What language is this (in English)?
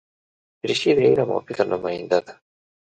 Pashto